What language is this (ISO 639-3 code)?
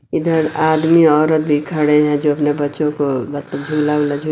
hin